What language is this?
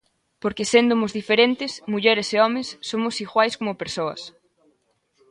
Galician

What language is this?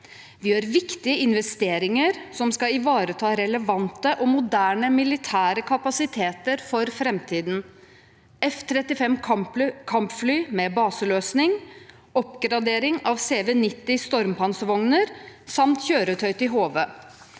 Norwegian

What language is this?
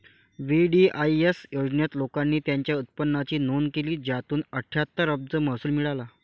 Marathi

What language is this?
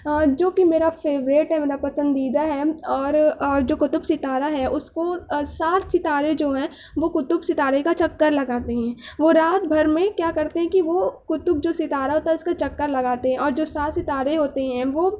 Urdu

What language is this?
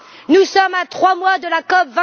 French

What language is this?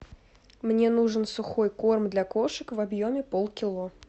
Russian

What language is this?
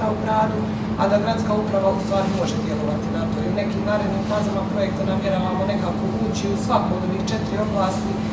Portuguese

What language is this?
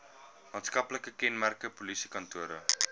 Afrikaans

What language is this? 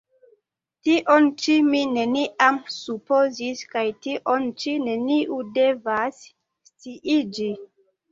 Esperanto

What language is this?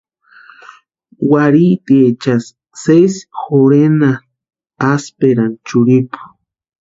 Western Highland Purepecha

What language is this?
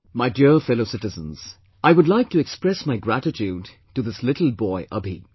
English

